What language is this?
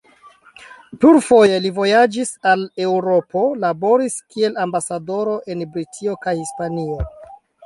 Esperanto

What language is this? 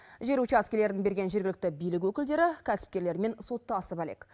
Kazakh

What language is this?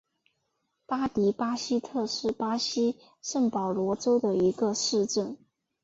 Chinese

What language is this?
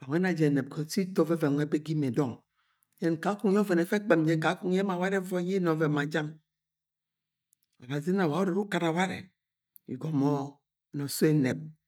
Agwagwune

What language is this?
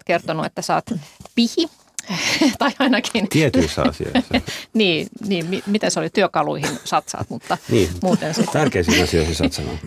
Finnish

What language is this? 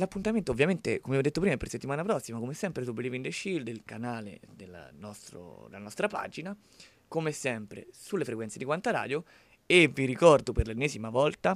Italian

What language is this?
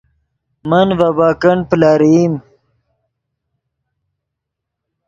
Yidgha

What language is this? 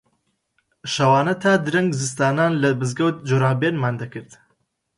Central Kurdish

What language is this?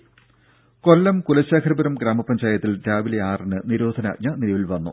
Malayalam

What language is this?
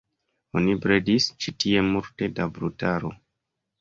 Esperanto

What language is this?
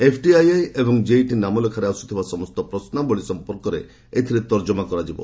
Odia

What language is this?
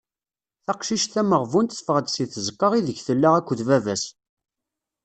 Kabyle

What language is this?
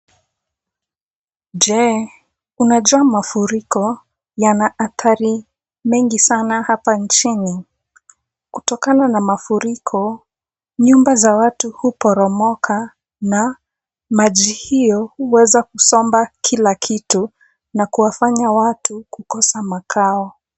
Swahili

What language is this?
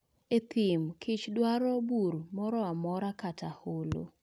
Luo (Kenya and Tanzania)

